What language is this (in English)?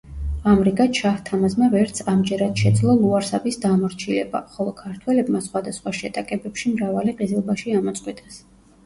Georgian